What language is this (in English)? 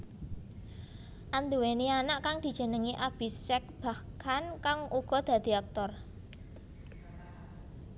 Javanese